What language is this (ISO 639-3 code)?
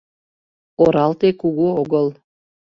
chm